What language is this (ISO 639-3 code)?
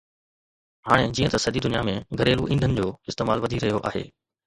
snd